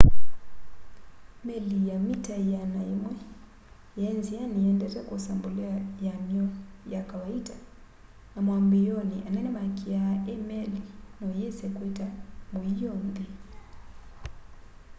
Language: Kamba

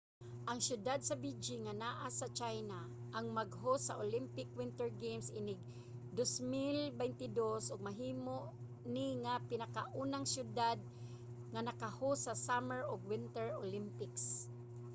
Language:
Cebuano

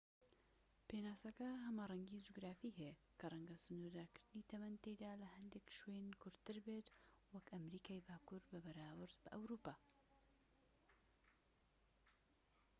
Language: Central Kurdish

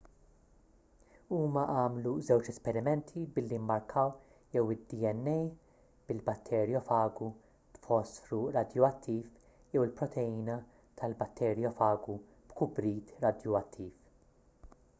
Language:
Maltese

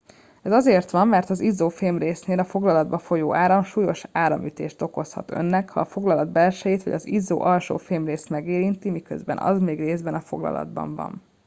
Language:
Hungarian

